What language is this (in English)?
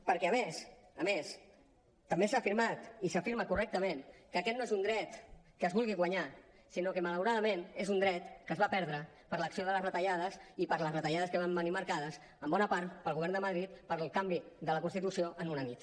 Catalan